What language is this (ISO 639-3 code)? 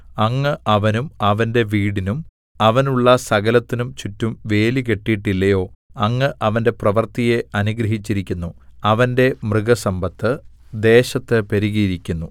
mal